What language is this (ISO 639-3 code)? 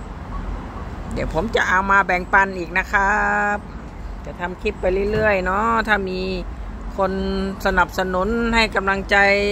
tha